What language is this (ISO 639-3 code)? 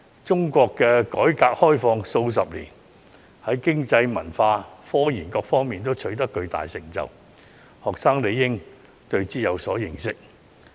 yue